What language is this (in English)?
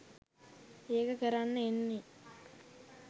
Sinhala